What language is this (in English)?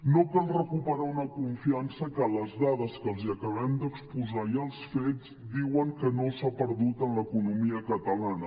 Catalan